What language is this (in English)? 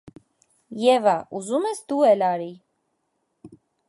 Armenian